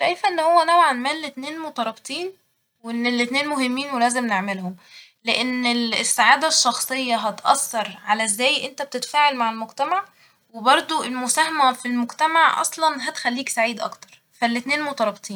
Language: Egyptian Arabic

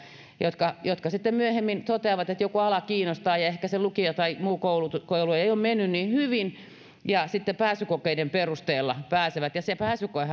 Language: Finnish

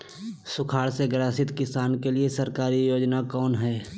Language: Magahi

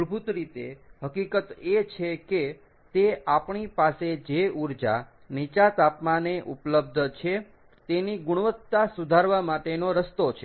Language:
Gujarati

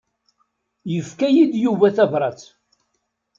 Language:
Kabyle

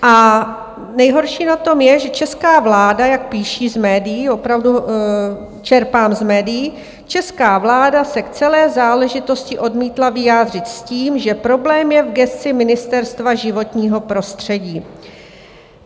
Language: Czech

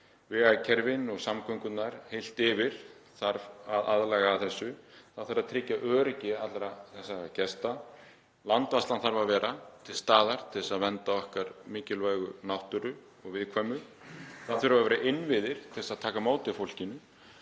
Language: Icelandic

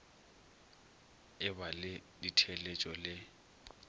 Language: Northern Sotho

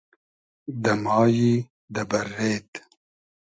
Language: Hazaragi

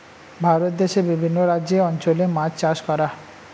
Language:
Bangla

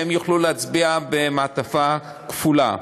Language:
Hebrew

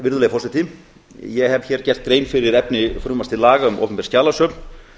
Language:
Icelandic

